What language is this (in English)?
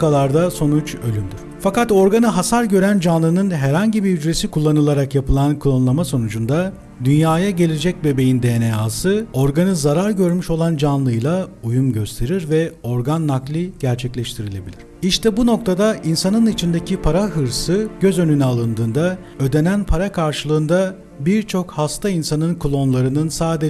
Turkish